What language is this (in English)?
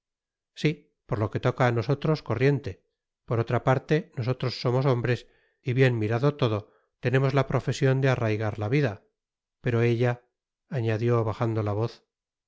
Spanish